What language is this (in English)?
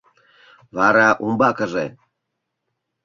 Mari